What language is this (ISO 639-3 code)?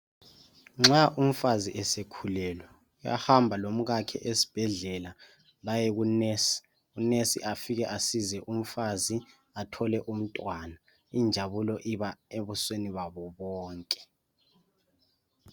nde